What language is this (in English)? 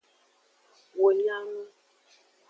Aja (Benin)